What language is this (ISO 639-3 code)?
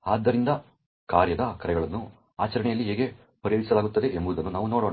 kan